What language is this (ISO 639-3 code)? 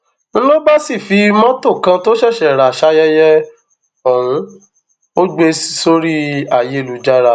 yor